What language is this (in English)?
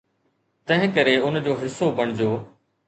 Sindhi